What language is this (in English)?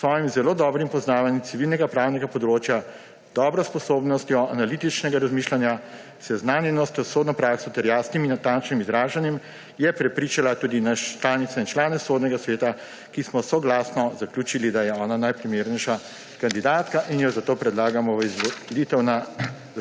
Slovenian